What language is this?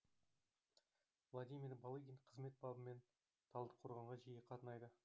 Kazakh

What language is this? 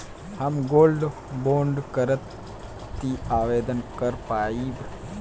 Bhojpuri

